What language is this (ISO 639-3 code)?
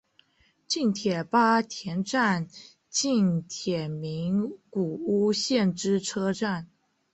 zho